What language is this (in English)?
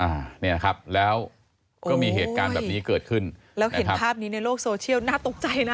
Thai